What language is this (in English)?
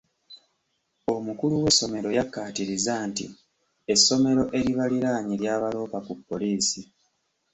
Ganda